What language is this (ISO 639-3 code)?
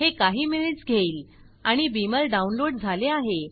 mar